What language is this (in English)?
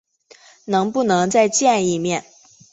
Chinese